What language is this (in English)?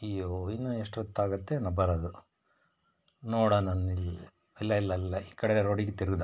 Kannada